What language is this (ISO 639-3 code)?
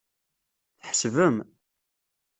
kab